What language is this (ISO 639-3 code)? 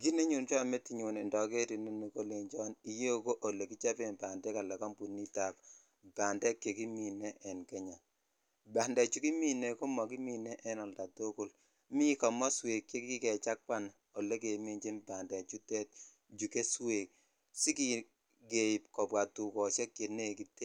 kln